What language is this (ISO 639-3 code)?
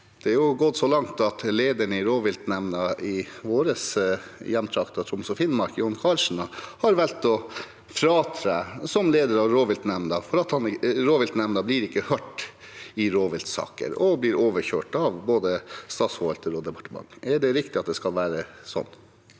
nor